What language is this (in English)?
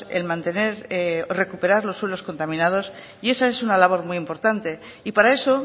Spanish